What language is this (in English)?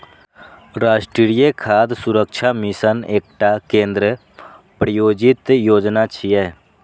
Maithili